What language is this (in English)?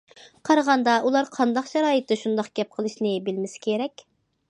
Uyghur